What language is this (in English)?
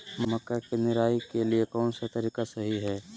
Magahi